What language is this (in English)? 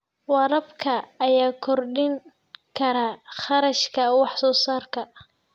Somali